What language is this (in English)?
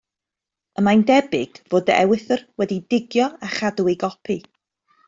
Welsh